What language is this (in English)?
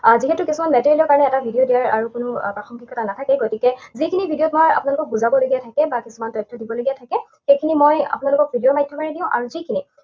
Assamese